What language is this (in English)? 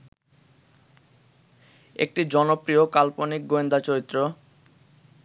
Bangla